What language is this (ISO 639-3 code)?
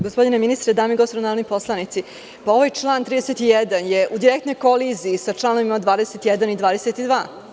srp